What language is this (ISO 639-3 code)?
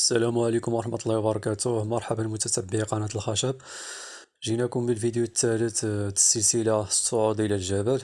ara